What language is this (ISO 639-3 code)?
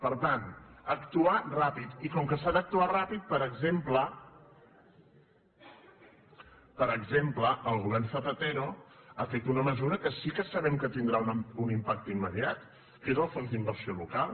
cat